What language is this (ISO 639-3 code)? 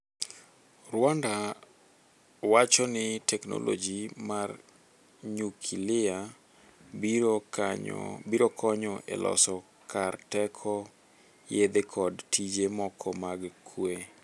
luo